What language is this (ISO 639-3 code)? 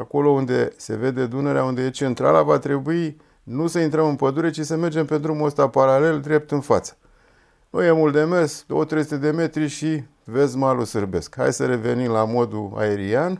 ron